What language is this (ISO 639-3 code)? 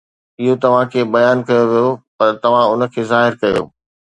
snd